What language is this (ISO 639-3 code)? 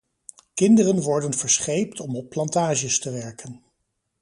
nld